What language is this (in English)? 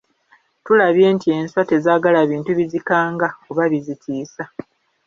Ganda